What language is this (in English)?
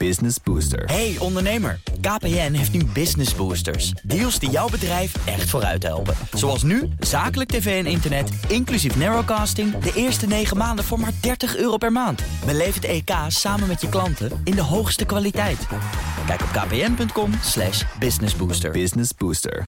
Dutch